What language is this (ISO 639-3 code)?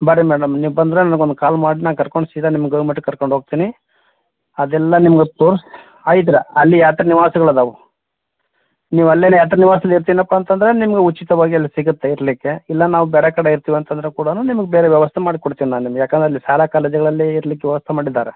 kan